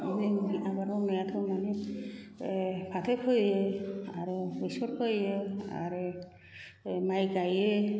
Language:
Bodo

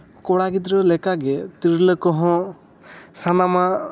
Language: Santali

